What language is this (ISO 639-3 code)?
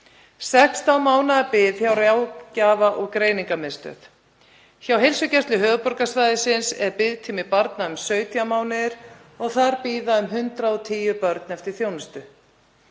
isl